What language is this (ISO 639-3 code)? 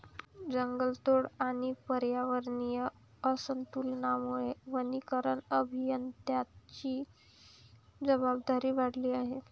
mar